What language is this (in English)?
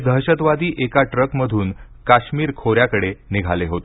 Marathi